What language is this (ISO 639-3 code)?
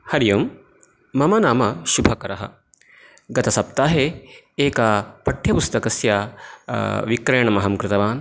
san